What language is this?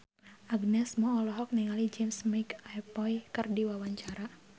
Sundanese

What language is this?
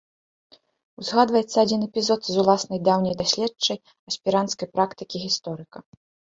Belarusian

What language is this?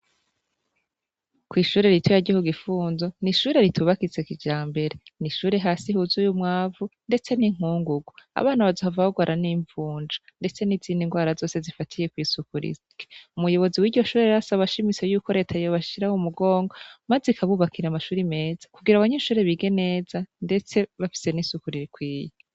Rundi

